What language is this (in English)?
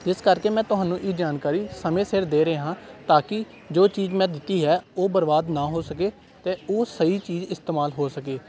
Punjabi